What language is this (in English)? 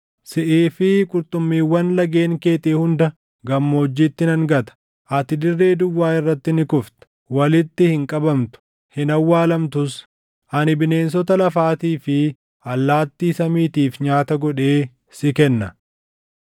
Oromo